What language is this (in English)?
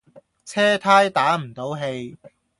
Cantonese